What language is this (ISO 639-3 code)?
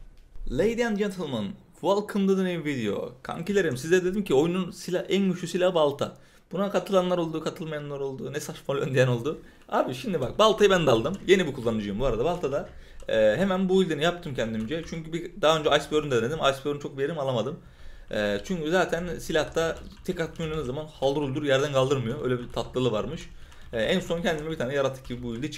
tur